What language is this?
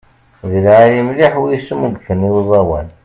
Kabyle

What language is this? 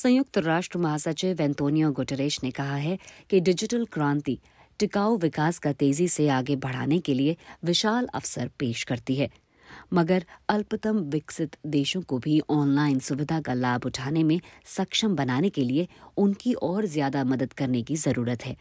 Hindi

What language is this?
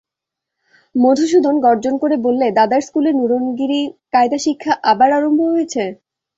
Bangla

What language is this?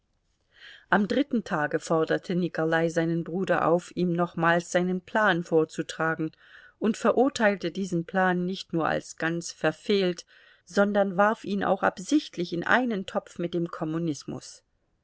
German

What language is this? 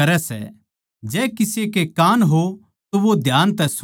Haryanvi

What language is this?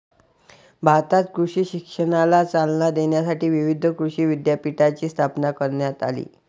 Marathi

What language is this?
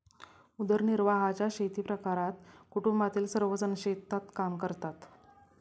Marathi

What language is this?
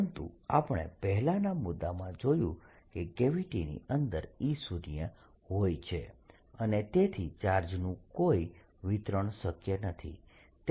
Gujarati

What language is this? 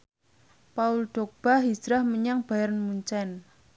Javanese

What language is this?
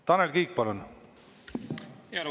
Estonian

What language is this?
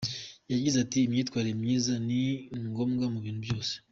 Kinyarwanda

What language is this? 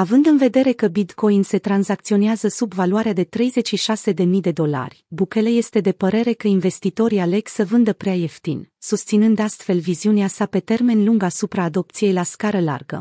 Romanian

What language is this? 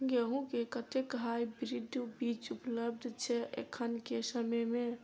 Maithili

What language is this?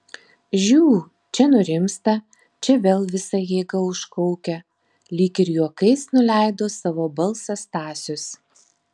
Lithuanian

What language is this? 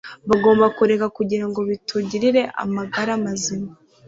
Kinyarwanda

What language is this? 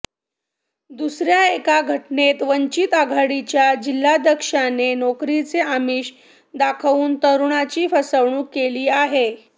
Marathi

